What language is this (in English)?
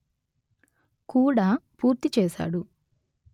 Telugu